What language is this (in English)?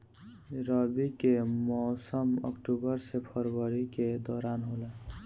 Bhojpuri